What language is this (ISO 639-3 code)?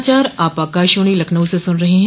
hin